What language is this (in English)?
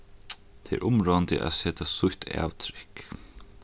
Faroese